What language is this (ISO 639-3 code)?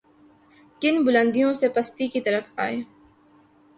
urd